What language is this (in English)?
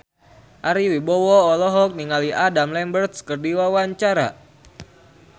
Sundanese